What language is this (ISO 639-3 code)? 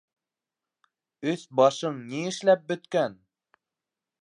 bak